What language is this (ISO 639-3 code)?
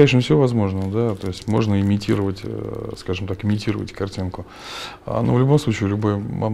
rus